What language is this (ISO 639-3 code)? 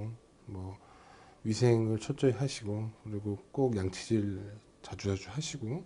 kor